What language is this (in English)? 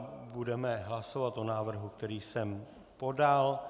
Czech